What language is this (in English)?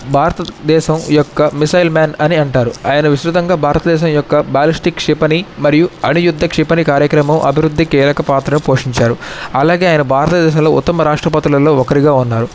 Telugu